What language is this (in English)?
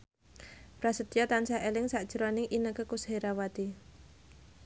Javanese